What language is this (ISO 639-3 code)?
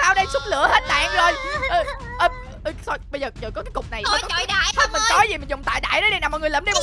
vie